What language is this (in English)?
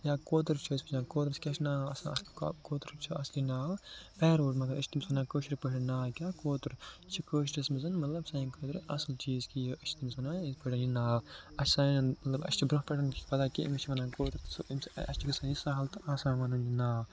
Kashmiri